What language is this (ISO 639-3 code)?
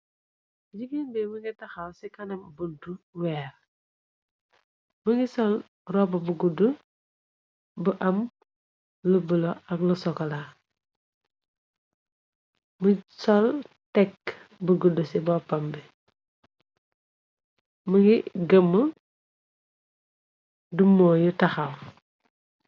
wol